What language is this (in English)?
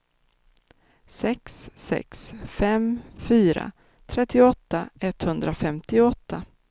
Swedish